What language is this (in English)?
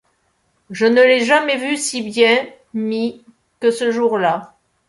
French